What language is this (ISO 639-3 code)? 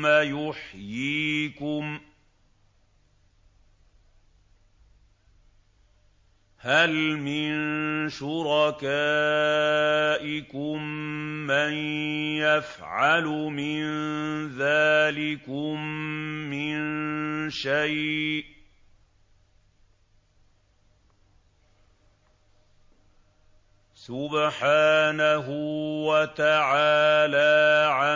ara